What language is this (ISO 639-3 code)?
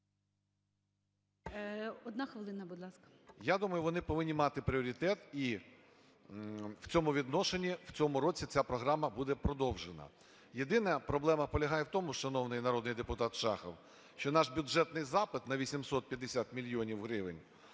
ukr